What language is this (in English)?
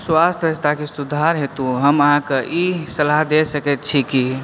Maithili